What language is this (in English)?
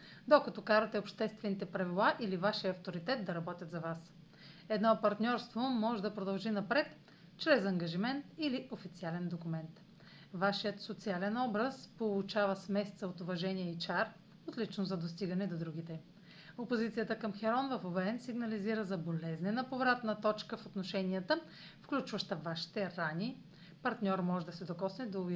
Bulgarian